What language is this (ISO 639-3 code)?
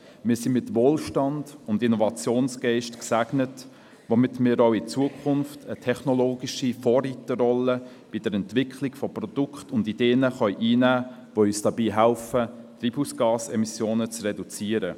gsw